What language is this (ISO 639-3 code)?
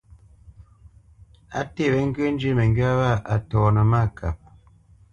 bce